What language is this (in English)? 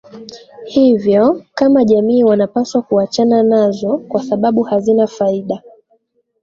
Swahili